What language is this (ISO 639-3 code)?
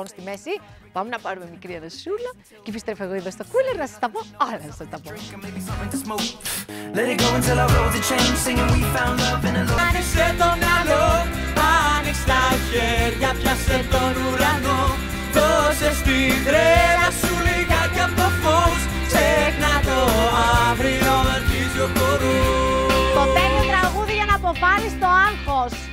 ell